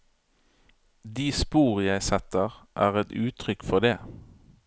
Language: Norwegian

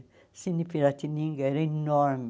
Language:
Portuguese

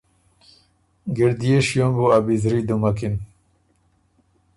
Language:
Ormuri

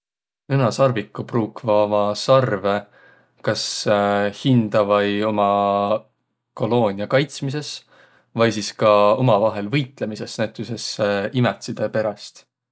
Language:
Võro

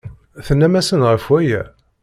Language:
Kabyle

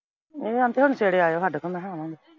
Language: Punjabi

